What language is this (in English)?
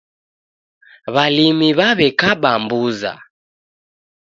Taita